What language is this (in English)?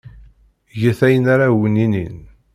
Kabyle